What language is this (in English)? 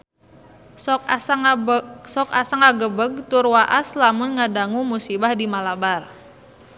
Sundanese